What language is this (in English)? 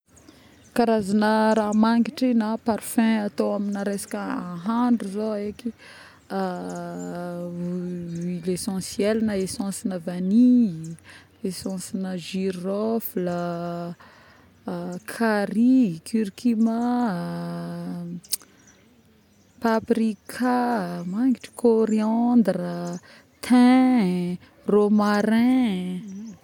Northern Betsimisaraka Malagasy